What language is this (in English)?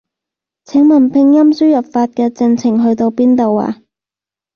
Cantonese